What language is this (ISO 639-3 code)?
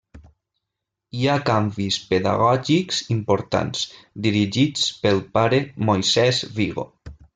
cat